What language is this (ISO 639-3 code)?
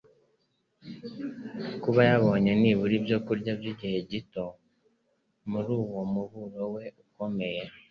kin